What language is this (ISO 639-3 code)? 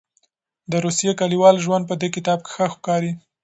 pus